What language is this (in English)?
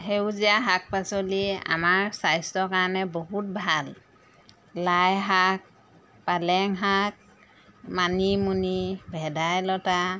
Assamese